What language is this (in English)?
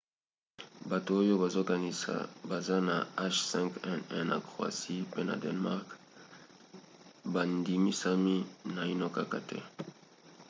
Lingala